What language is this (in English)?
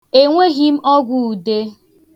Igbo